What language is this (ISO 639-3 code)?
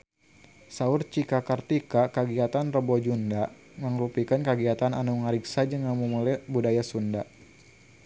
sun